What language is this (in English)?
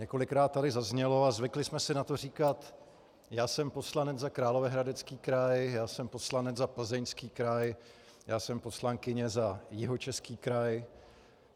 Czech